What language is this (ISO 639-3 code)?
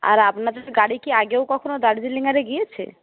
ben